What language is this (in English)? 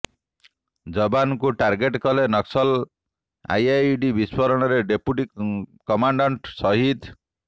Odia